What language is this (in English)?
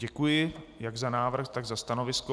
Czech